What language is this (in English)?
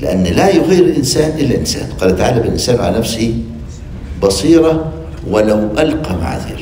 Arabic